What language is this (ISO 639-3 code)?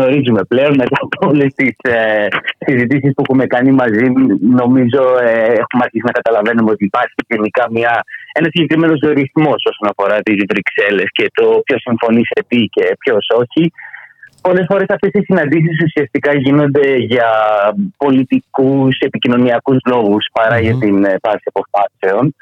ell